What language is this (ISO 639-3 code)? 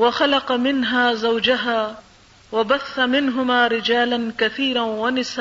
urd